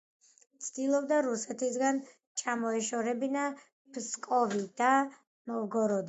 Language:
Georgian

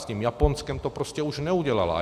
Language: Czech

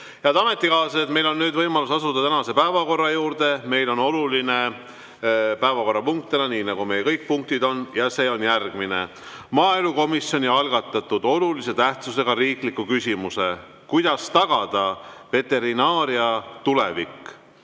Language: Estonian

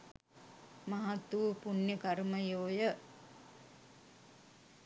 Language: Sinhala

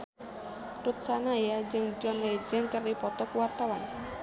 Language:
Sundanese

